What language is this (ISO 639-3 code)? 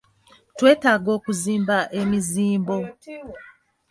lug